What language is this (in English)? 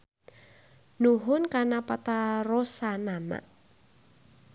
Sundanese